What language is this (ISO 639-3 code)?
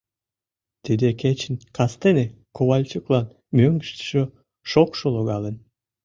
chm